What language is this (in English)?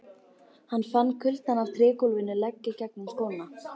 Icelandic